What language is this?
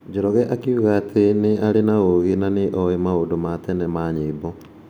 Kikuyu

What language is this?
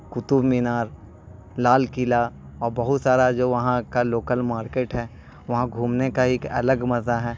Urdu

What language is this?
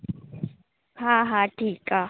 Sindhi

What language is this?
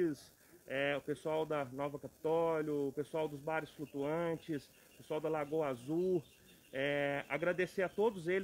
Portuguese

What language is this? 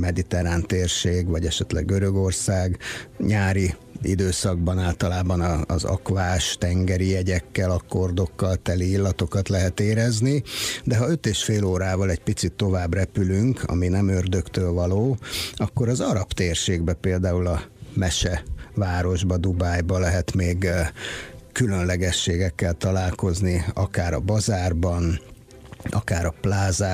Hungarian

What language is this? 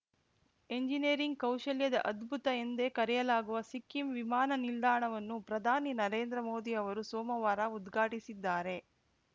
Kannada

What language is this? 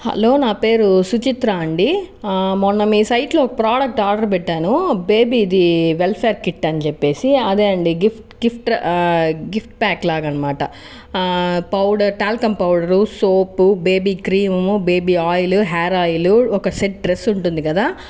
Telugu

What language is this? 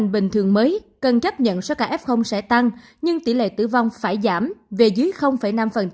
Vietnamese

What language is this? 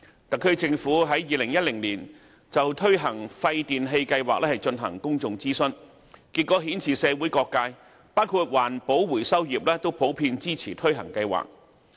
Cantonese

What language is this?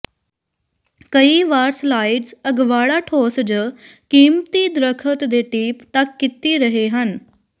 Punjabi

